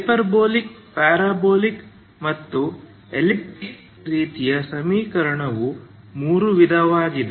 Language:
Kannada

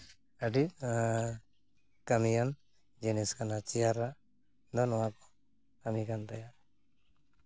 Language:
Santali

